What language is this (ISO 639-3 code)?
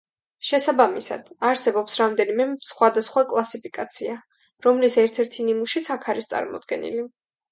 kat